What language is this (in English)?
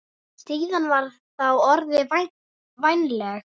Icelandic